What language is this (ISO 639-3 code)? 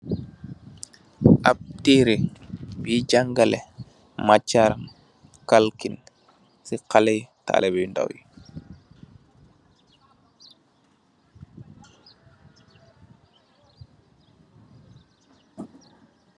wol